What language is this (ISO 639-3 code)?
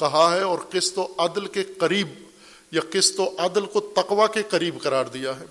urd